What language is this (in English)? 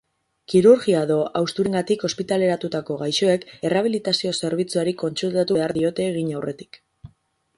Basque